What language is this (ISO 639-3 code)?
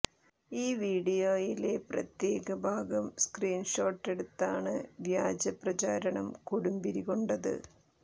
mal